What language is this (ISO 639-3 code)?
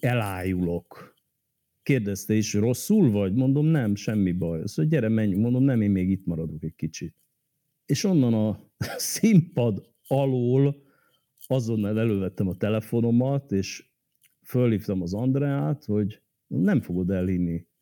hun